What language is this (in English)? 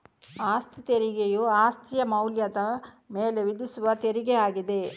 Kannada